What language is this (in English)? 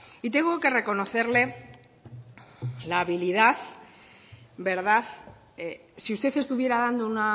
Spanish